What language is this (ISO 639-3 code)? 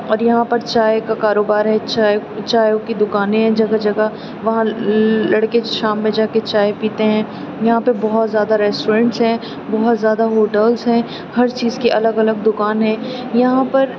urd